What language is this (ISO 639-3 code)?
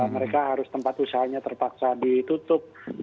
ind